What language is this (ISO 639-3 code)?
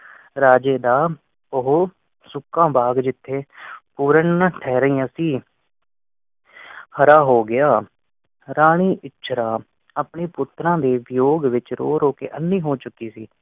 pan